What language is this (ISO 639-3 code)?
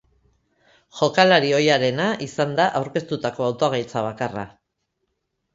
eus